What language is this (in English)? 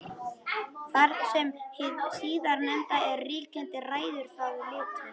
Icelandic